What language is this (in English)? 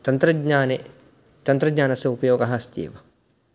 Sanskrit